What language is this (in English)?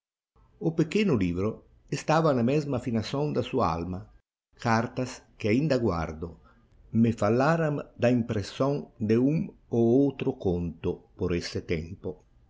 Portuguese